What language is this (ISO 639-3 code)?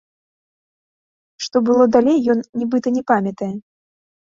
bel